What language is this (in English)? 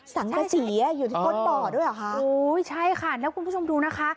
Thai